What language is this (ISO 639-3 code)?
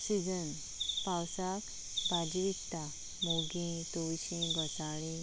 kok